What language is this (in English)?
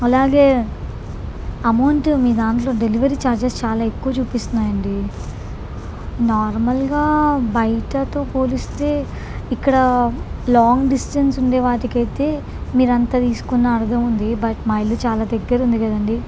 Telugu